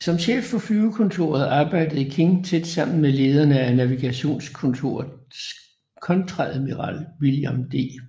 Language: Danish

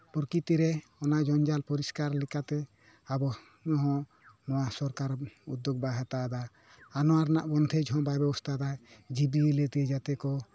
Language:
Santali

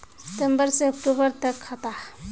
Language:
Magahi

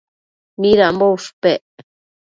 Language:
Matsés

